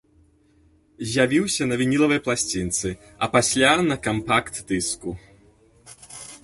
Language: Belarusian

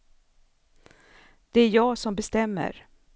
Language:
Swedish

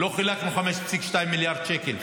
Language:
Hebrew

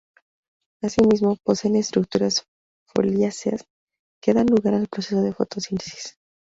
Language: Spanish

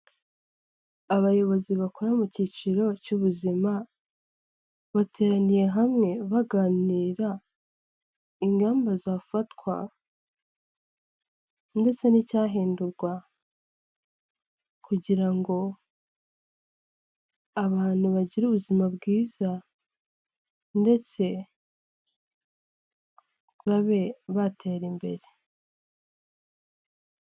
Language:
Kinyarwanda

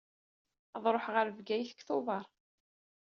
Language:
Kabyle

